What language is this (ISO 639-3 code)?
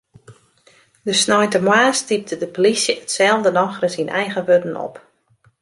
fry